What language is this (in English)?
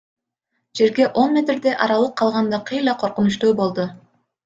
Kyrgyz